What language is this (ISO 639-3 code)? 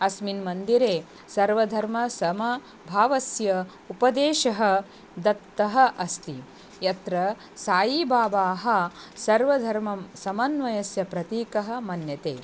san